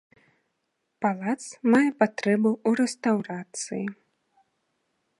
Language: Belarusian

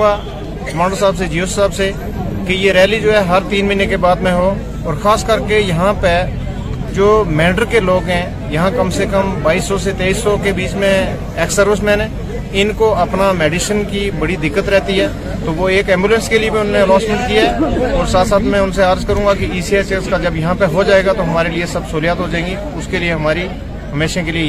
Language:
Urdu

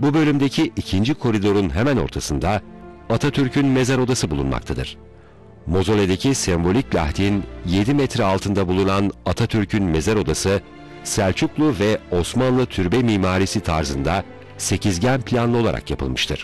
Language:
Turkish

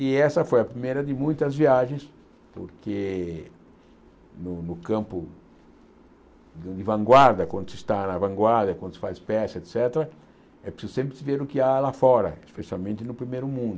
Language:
Portuguese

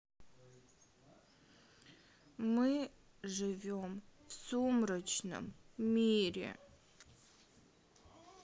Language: Russian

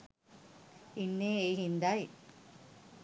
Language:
Sinhala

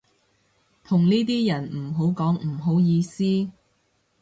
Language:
Cantonese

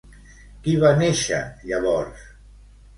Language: Catalan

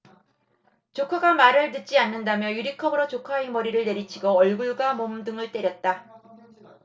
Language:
Korean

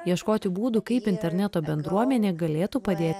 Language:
Lithuanian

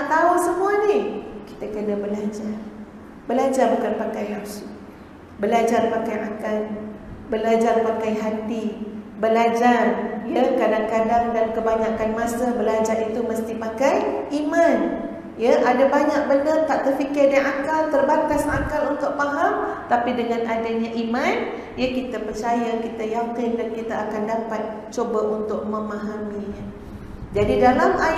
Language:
Malay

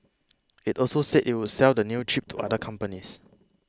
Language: English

